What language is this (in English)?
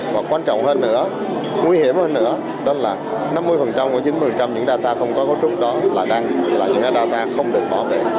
Vietnamese